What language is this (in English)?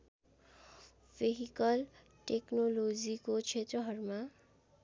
Nepali